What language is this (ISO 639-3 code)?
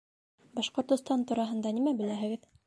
bak